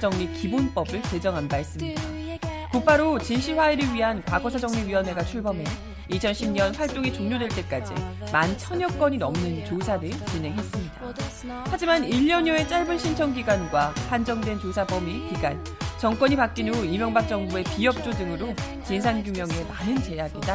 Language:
Korean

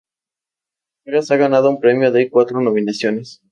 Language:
Spanish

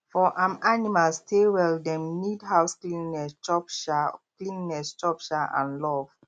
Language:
Nigerian Pidgin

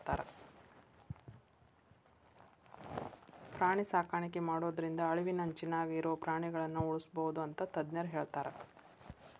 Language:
Kannada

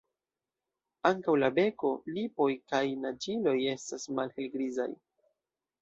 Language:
Esperanto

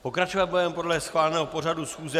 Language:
Czech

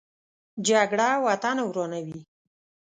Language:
Pashto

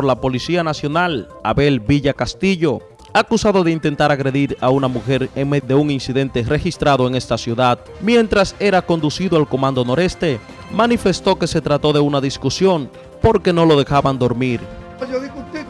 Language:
Spanish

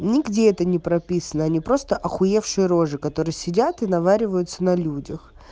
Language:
Russian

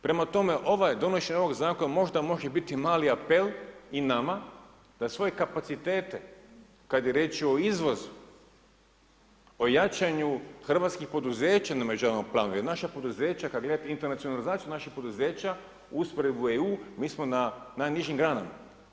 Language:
Croatian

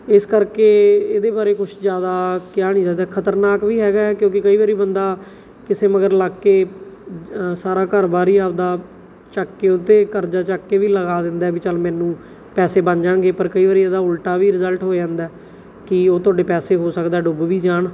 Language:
Punjabi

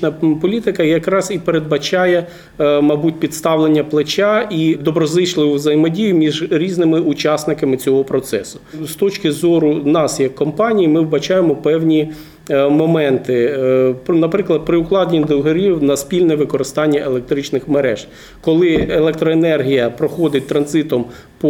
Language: Ukrainian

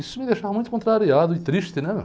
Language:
Portuguese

